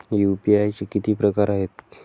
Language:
Marathi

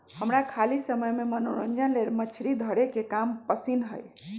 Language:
Magahi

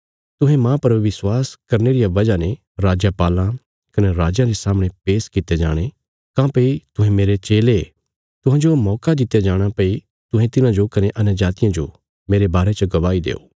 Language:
Bilaspuri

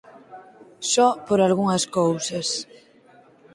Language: Galician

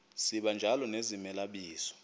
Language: Xhosa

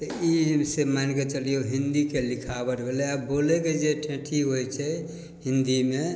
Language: Maithili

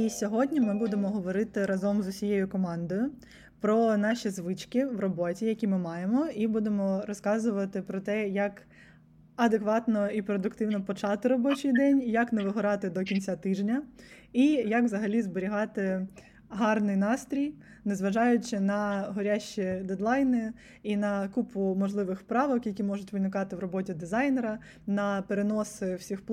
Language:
Ukrainian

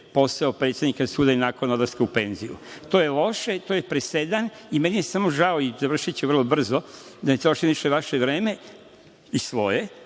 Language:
Serbian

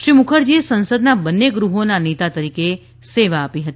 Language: Gujarati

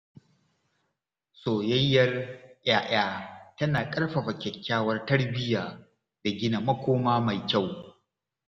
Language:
Hausa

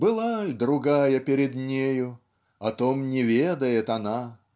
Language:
Russian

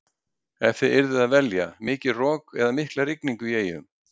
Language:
Icelandic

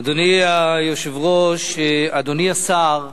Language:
Hebrew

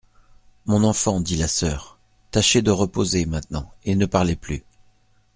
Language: French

